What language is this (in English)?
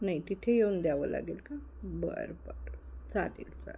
Marathi